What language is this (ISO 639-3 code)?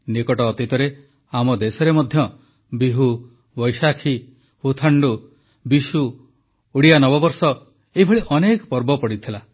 ori